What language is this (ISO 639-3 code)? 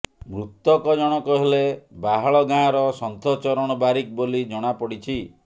ori